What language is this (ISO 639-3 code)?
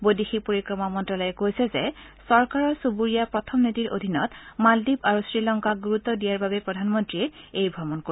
asm